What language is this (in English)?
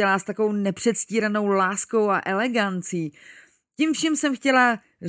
Czech